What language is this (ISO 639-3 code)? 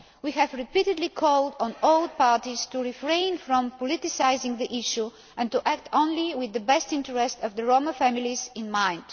eng